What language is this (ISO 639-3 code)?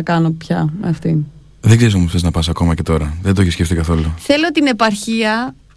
ell